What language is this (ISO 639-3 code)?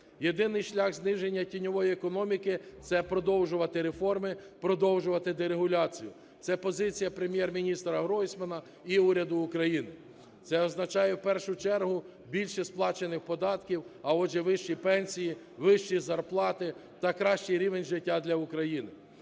ukr